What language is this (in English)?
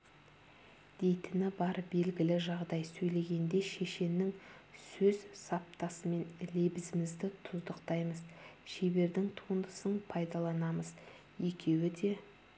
Kazakh